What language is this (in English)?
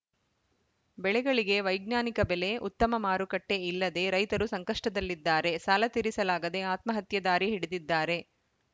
Kannada